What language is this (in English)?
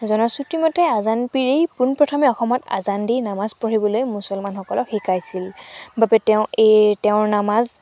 Assamese